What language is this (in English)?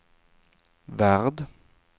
Swedish